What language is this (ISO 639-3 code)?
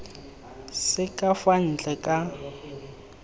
tsn